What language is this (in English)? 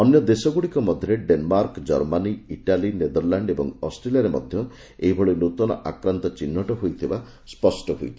Odia